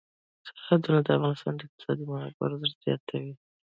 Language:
Pashto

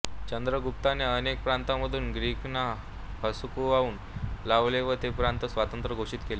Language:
Marathi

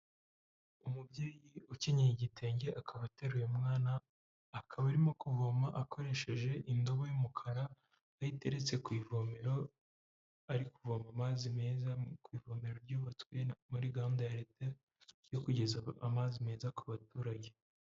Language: Kinyarwanda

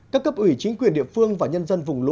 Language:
Vietnamese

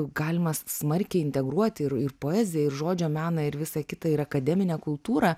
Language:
Lithuanian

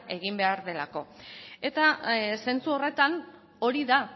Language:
Basque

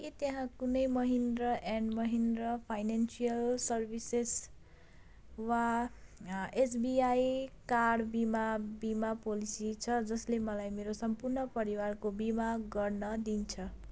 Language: Nepali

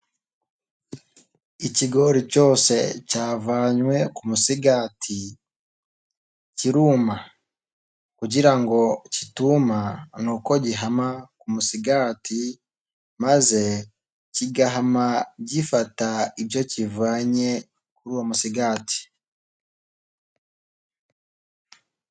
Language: Kinyarwanda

